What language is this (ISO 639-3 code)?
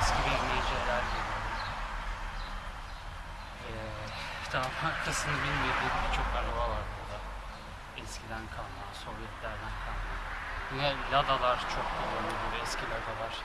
tur